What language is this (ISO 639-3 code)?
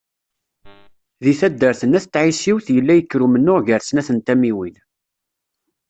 kab